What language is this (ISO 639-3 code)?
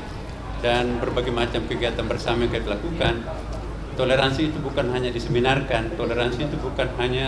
ind